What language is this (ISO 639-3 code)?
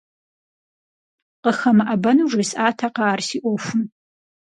kbd